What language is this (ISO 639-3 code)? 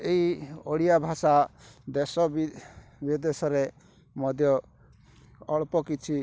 ori